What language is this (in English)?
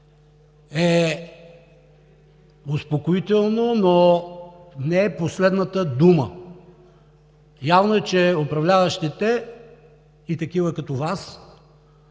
Bulgarian